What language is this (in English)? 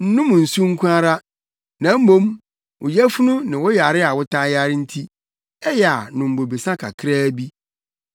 Akan